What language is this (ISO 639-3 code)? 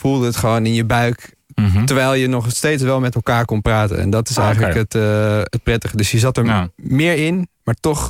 nld